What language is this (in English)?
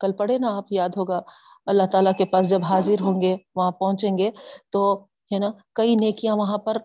Urdu